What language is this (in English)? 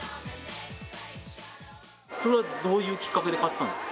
Japanese